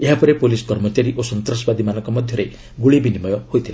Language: Odia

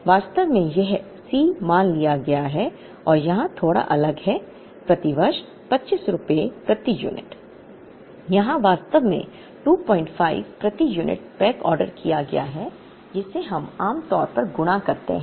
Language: Hindi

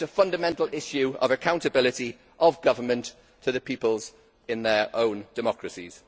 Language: English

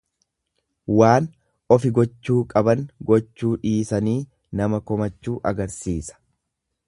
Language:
Oromo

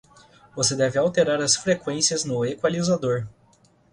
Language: Portuguese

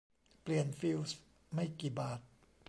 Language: Thai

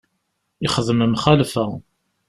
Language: Kabyle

